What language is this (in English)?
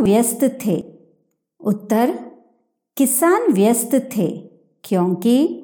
Hindi